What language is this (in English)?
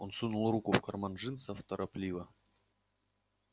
Russian